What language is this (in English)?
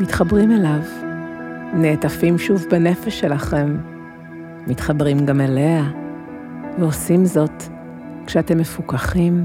Hebrew